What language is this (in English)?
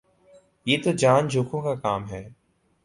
Urdu